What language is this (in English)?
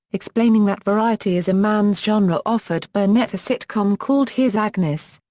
English